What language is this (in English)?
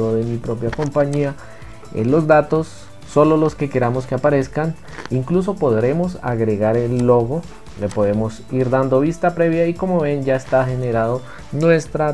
Spanish